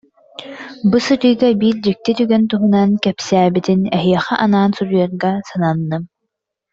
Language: Yakut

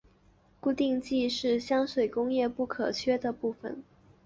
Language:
Chinese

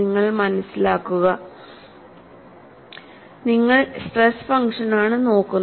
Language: Malayalam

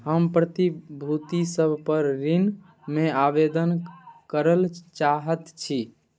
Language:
Maithili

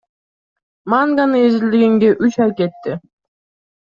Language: Kyrgyz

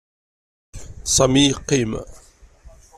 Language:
Kabyle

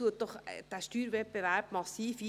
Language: Swiss German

